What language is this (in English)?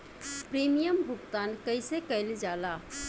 Bhojpuri